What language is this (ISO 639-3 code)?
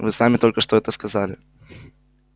rus